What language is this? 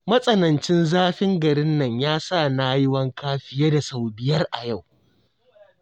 Hausa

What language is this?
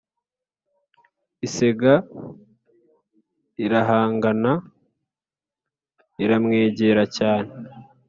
Kinyarwanda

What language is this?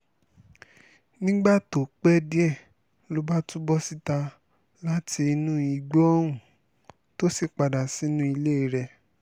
Yoruba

